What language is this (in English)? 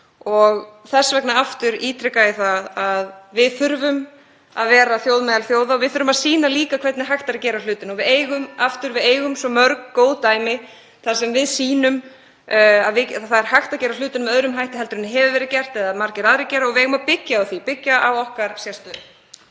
Icelandic